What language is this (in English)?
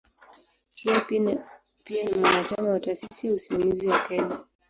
Swahili